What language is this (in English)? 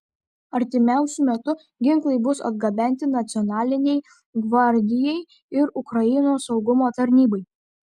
Lithuanian